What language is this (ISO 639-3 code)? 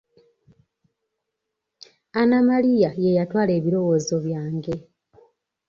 lug